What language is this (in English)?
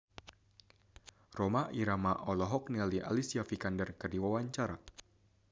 Sundanese